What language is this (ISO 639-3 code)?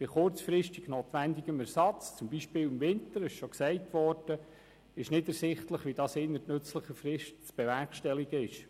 gsw